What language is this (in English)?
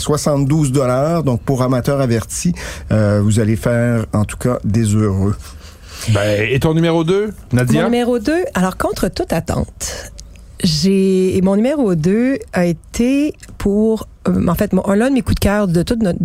French